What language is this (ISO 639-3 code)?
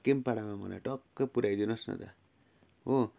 nep